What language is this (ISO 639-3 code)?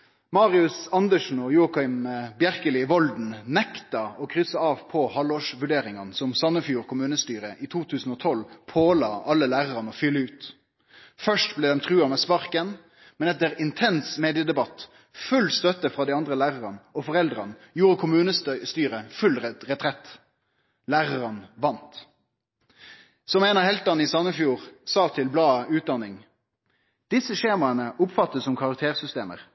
nno